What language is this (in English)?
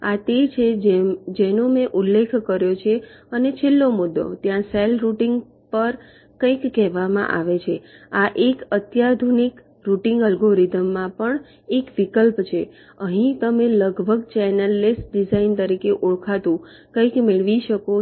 Gujarati